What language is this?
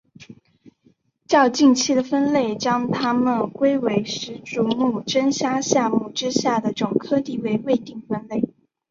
Chinese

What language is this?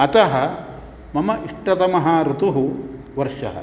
Sanskrit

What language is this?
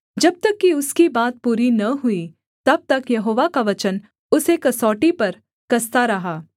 Hindi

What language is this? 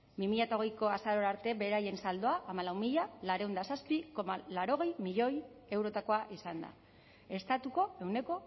Basque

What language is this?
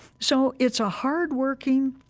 English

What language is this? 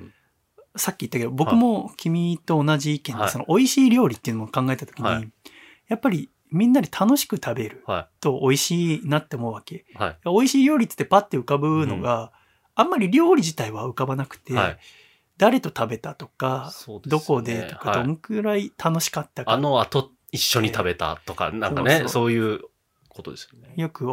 Japanese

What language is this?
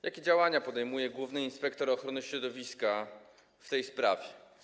Polish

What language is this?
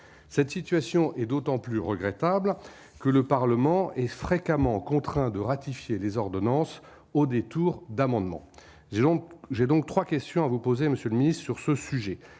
French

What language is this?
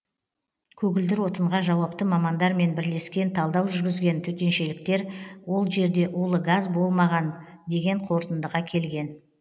Kazakh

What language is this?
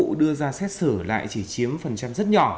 Vietnamese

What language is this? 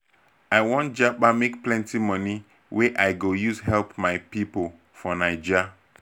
Nigerian Pidgin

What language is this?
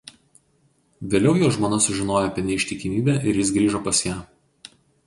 Lithuanian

